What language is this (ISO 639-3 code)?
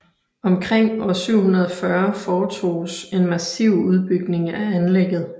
dan